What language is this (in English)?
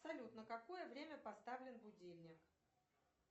Russian